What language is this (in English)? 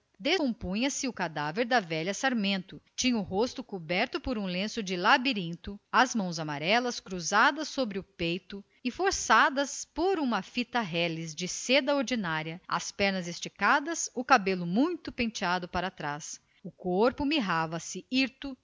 Portuguese